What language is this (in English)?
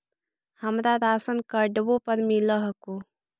Magahi